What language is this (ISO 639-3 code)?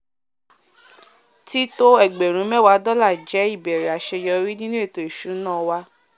yor